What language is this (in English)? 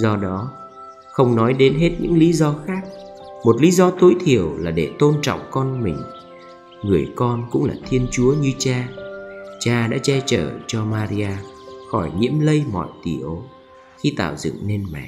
Vietnamese